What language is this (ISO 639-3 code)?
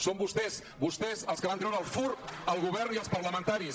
cat